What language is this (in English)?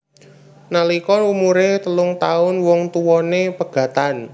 Javanese